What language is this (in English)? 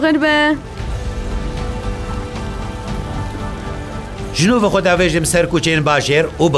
Arabic